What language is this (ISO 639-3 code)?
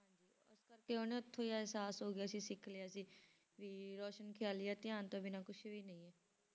pan